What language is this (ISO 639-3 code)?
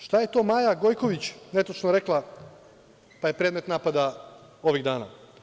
srp